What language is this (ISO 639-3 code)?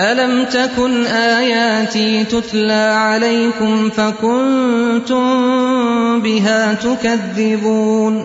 urd